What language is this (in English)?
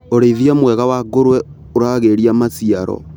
Kikuyu